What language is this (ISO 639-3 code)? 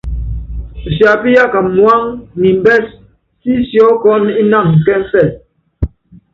yav